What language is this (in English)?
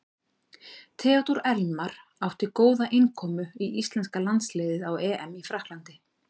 Icelandic